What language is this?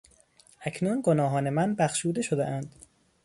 Persian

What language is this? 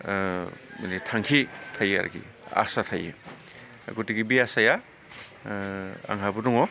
Bodo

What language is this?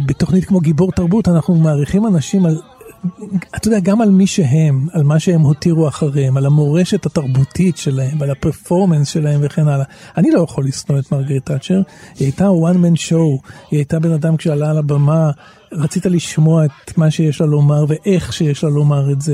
Hebrew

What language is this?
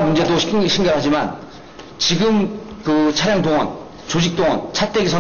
Korean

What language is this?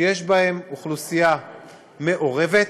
Hebrew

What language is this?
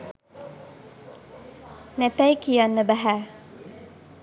Sinhala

